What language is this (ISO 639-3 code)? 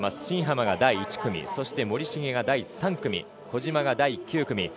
jpn